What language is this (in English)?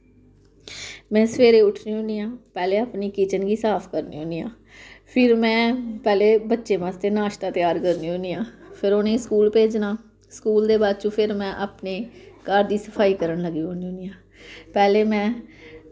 Dogri